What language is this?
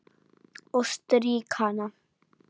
Icelandic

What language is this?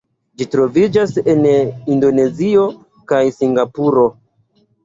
Esperanto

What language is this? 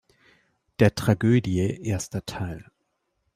German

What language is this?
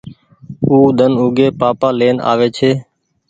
Goaria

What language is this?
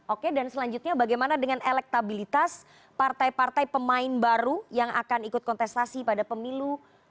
Indonesian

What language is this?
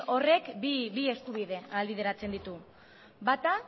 Basque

